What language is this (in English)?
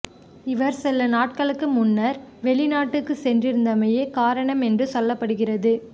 Tamil